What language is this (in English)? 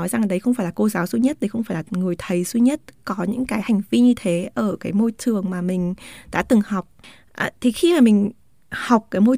Vietnamese